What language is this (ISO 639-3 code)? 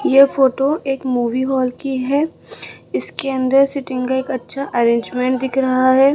hin